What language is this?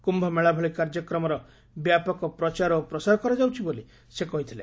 Odia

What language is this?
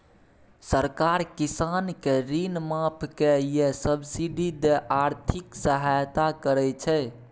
Maithili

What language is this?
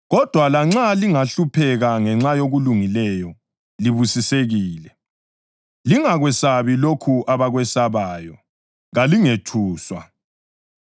North Ndebele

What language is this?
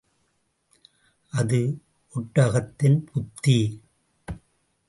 Tamil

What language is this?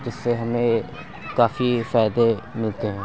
Urdu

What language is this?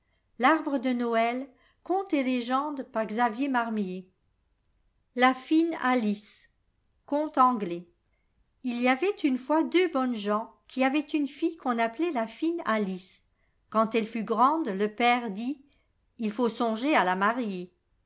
French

